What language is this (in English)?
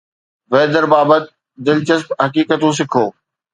Sindhi